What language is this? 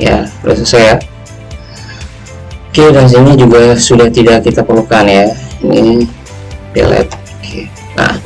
Indonesian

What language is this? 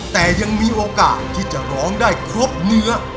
Thai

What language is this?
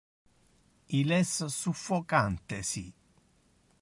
Interlingua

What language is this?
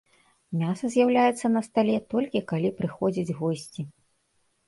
Belarusian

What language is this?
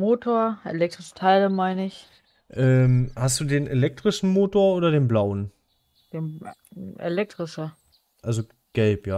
German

